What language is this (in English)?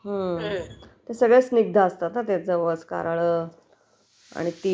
Marathi